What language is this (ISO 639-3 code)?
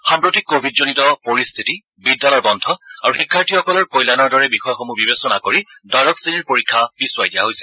asm